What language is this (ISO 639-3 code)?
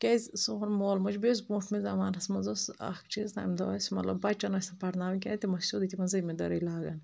kas